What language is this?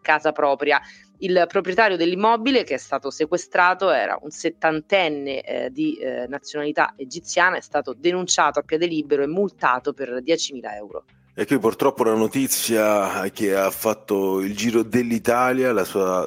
Italian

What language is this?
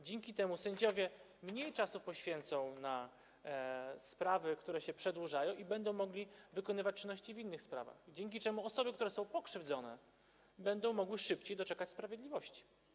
Polish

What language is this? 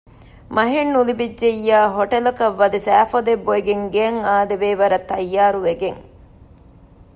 Divehi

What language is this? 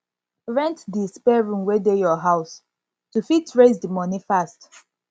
Nigerian Pidgin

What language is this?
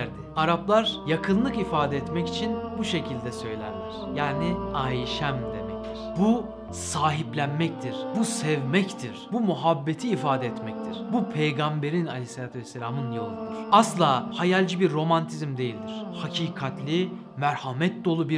Turkish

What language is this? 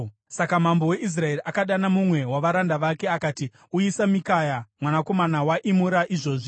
Shona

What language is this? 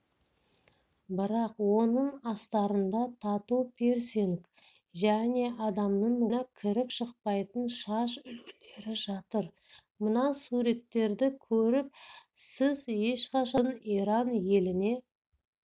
Kazakh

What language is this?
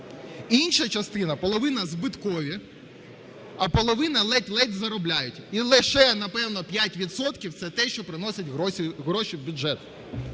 Ukrainian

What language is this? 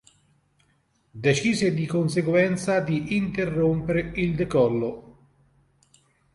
Italian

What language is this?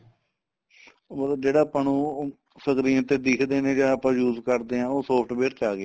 Punjabi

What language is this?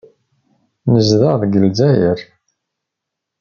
Kabyle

